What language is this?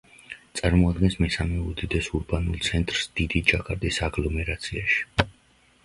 Georgian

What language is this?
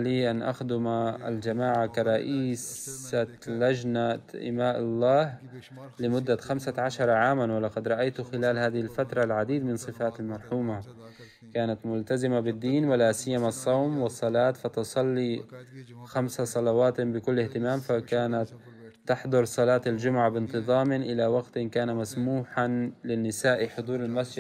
Arabic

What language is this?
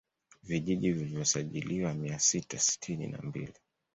Swahili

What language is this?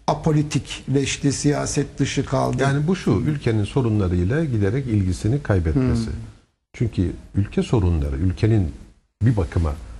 Turkish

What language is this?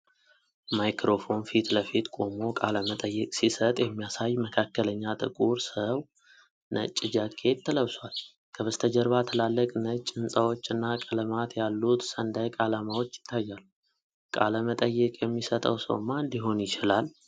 Amharic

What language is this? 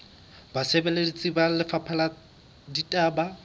Southern Sotho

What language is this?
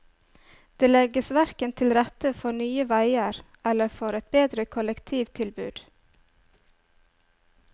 Norwegian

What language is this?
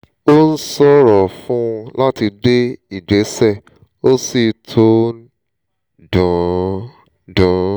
Yoruba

